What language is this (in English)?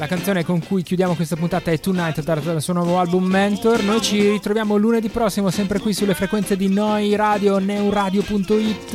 Italian